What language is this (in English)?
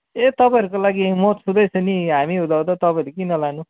Nepali